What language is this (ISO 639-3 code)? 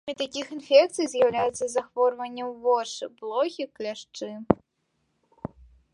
bel